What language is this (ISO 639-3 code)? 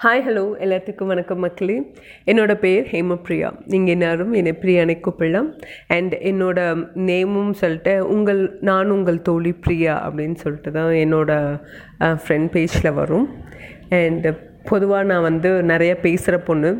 tam